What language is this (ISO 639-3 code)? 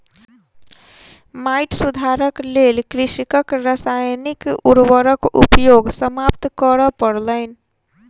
mai